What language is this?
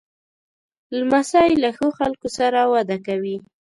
Pashto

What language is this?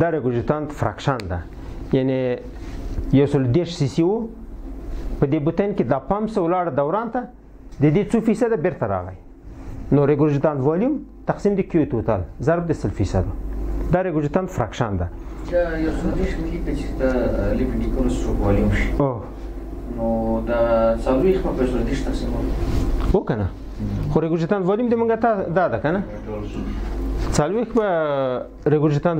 Romanian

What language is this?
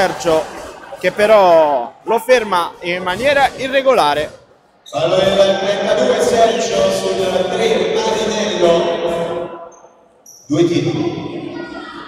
Italian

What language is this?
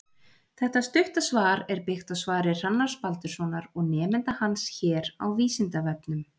Icelandic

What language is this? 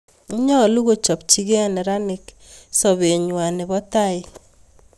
Kalenjin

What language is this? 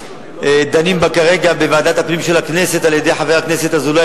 Hebrew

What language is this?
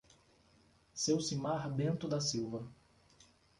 Portuguese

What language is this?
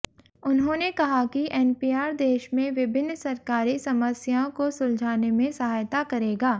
Hindi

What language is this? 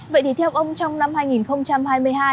Vietnamese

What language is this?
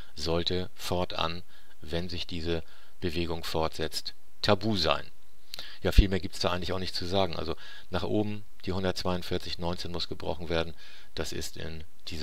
German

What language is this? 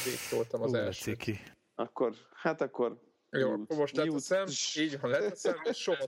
Hungarian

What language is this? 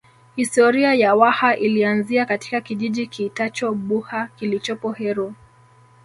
Swahili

